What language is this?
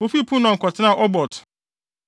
Akan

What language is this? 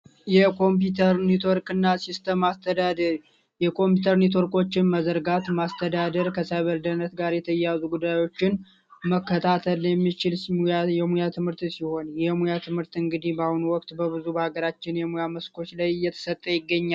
Amharic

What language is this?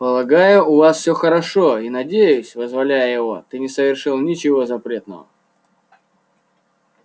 Russian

